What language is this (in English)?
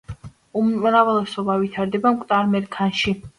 Georgian